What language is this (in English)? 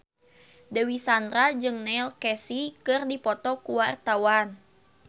Sundanese